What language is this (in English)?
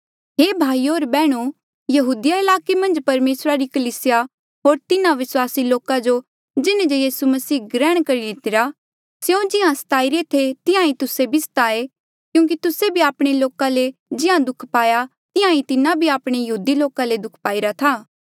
Mandeali